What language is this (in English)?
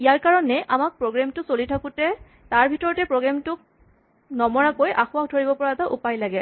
Assamese